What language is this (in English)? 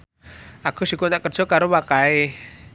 Javanese